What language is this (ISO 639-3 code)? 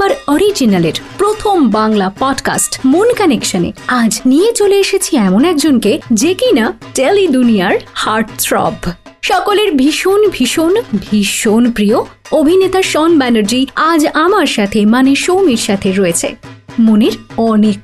ben